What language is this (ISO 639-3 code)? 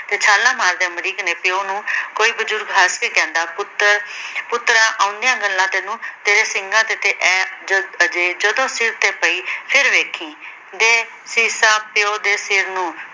pan